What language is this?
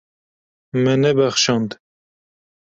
Kurdish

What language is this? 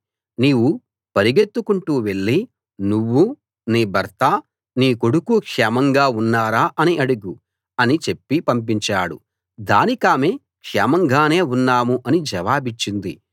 Telugu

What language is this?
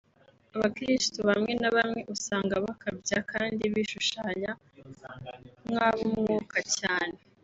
Kinyarwanda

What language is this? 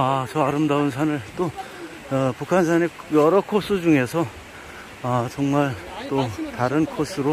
Korean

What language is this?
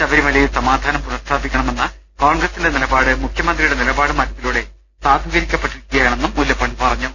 Malayalam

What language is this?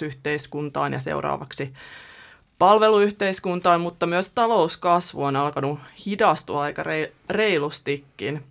Finnish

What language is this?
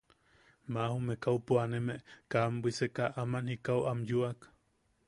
Yaqui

